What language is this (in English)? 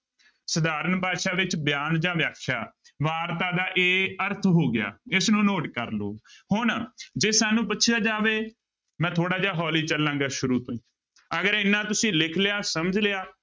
Punjabi